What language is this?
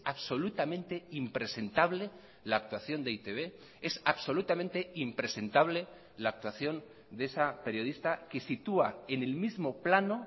Spanish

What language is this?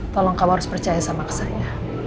Indonesian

